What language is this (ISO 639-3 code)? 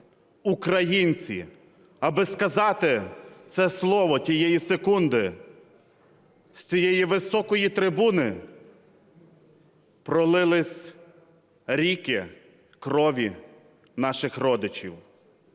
ukr